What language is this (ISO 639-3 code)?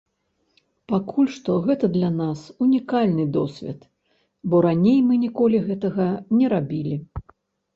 bel